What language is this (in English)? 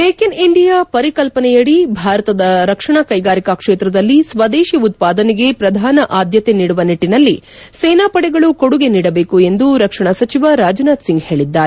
Kannada